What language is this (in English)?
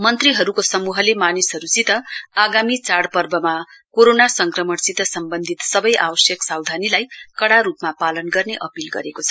Nepali